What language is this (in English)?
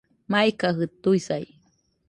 Nüpode Huitoto